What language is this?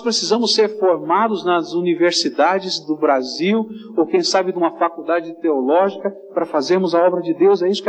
Portuguese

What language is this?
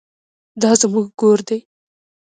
Pashto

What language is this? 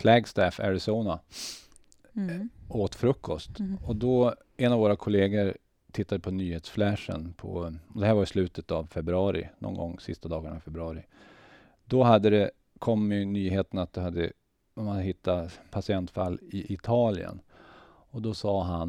Swedish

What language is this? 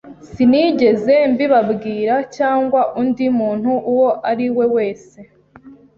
Kinyarwanda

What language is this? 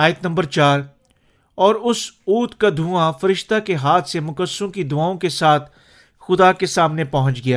Urdu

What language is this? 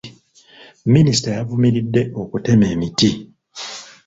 Ganda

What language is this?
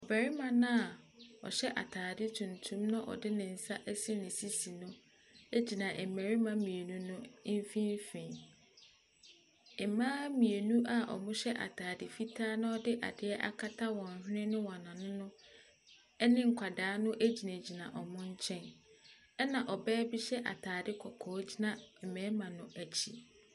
Akan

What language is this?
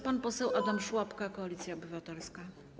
Polish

